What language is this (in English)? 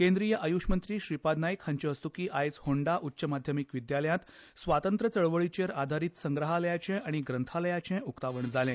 Konkani